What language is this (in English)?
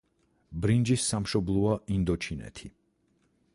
Georgian